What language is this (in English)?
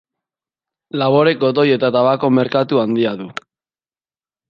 Basque